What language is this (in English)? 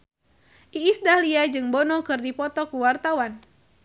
Sundanese